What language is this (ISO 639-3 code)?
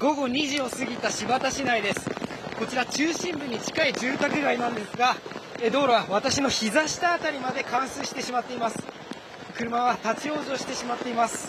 jpn